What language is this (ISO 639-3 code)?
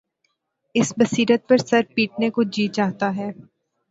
urd